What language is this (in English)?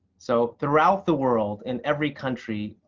English